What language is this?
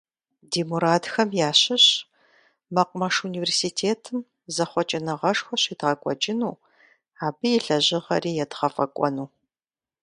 Kabardian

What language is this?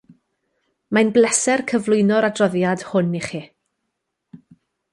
Welsh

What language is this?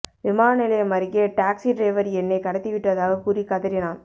Tamil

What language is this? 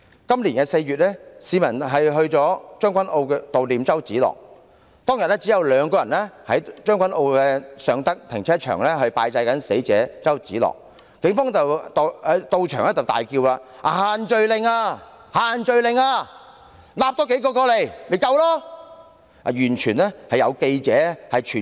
Cantonese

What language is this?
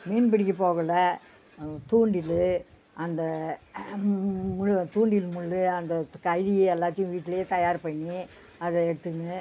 Tamil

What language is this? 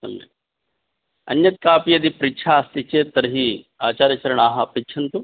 Sanskrit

